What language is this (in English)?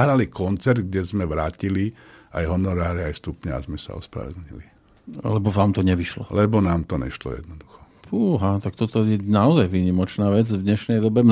Slovak